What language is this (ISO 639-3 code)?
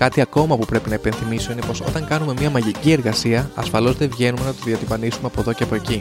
ell